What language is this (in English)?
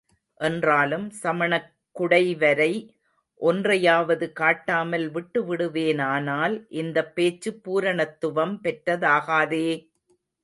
Tamil